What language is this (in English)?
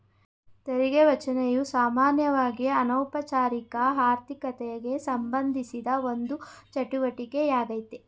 Kannada